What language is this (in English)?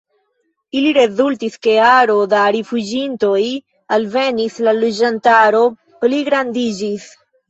Esperanto